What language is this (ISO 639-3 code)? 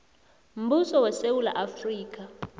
nbl